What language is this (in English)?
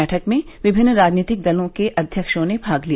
Hindi